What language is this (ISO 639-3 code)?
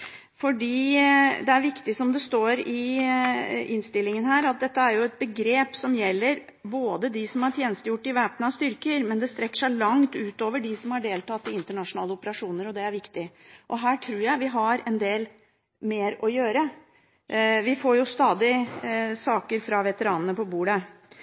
nob